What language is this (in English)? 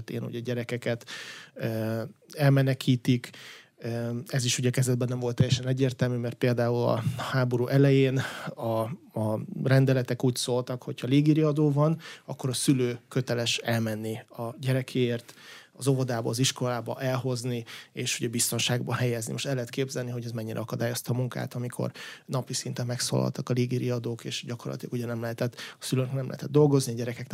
Hungarian